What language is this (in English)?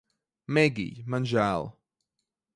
Latvian